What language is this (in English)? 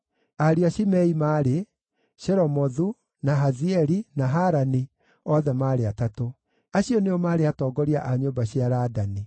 Kikuyu